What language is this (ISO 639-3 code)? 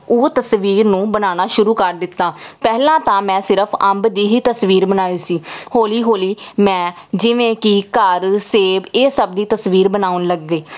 pan